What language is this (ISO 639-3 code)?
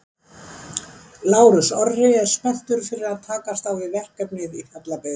isl